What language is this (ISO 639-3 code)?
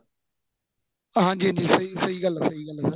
pan